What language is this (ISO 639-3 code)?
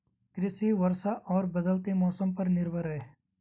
hin